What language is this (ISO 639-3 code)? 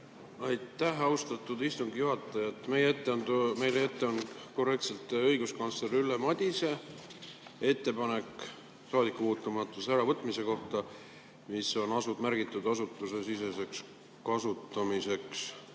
est